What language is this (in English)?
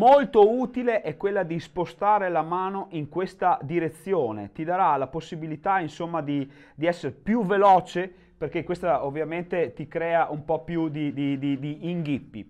Italian